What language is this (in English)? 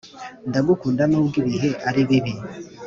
Kinyarwanda